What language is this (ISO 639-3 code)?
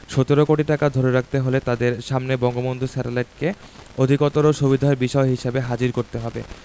ben